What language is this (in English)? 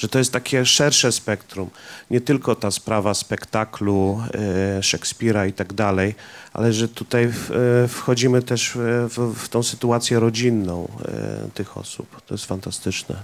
Polish